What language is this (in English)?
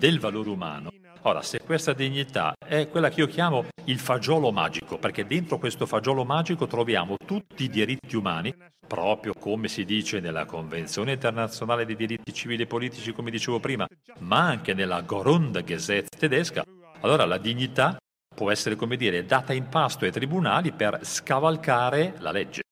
Italian